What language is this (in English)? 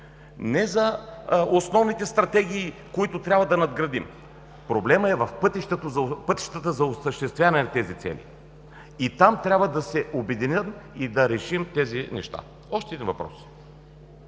Bulgarian